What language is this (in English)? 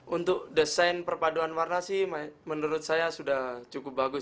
Indonesian